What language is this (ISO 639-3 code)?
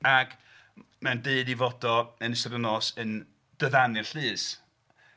cym